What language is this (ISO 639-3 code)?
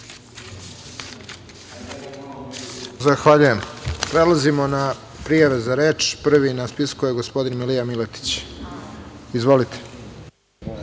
srp